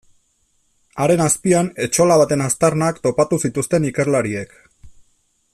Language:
Basque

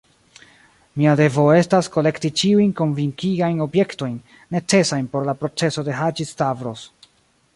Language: Esperanto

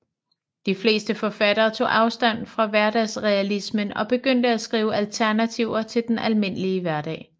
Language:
Danish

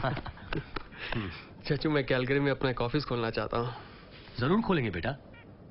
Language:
Hindi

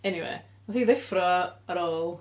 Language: Welsh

